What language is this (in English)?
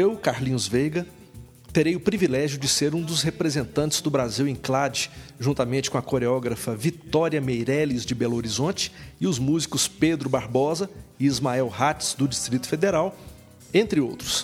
Portuguese